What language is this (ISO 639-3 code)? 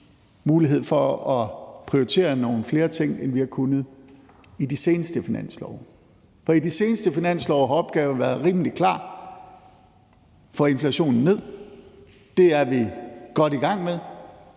dan